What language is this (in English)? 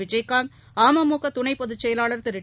Tamil